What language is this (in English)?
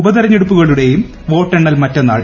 Malayalam